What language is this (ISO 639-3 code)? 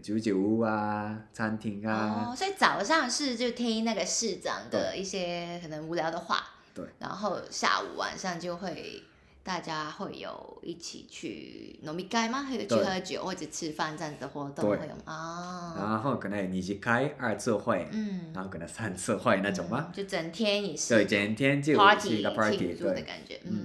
zho